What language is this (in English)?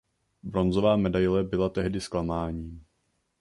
Czech